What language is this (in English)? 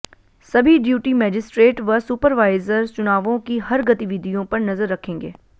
Hindi